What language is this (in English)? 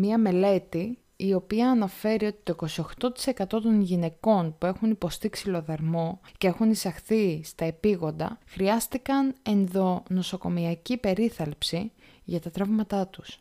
Greek